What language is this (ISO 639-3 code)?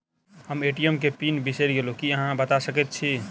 mai